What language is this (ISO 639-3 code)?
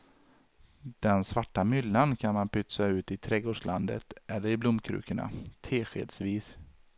swe